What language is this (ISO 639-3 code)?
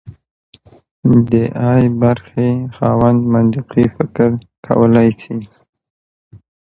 pus